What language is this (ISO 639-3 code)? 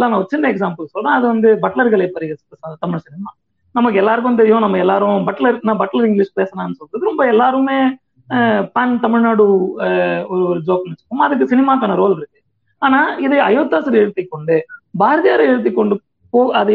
tam